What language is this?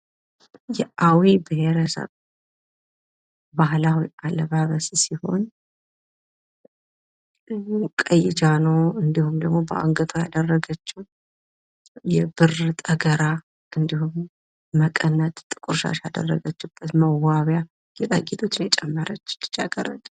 Amharic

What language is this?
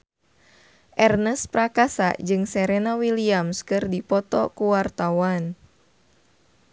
Sundanese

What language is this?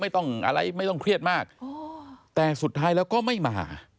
Thai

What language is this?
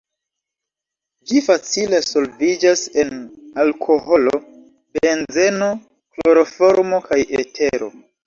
Esperanto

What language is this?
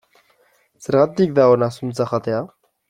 Basque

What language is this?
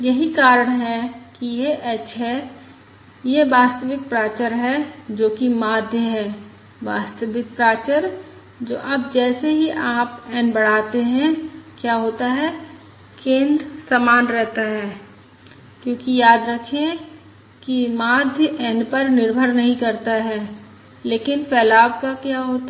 Hindi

